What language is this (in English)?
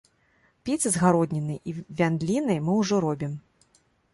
Belarusian